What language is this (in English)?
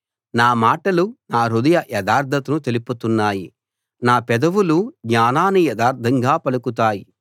Telugu